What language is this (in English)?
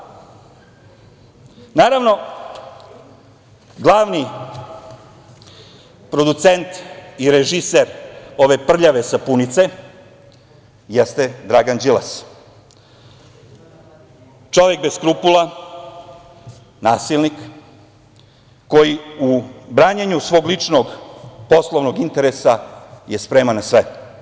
Serbian